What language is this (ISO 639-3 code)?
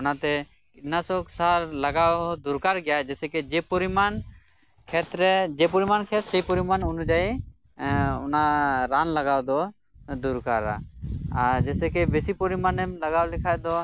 sat